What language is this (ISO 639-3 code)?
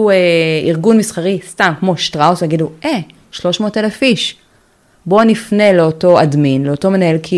heb